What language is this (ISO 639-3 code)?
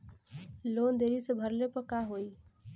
bho